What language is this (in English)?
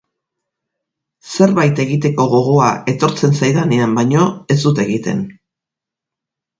Basque